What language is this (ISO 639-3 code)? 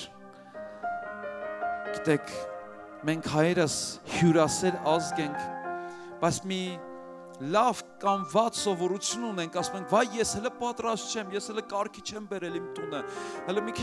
tur